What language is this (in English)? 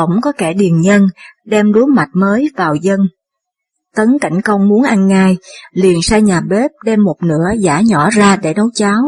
Vietnamese